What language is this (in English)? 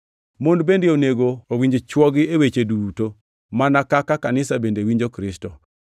Luo (Kenya and Tanzania)